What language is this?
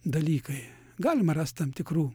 Lithuanian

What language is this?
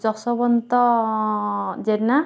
Odia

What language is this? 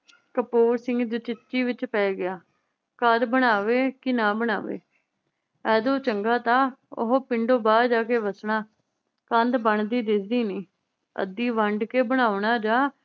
Punjabi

